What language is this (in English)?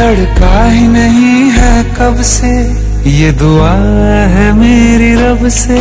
Hindi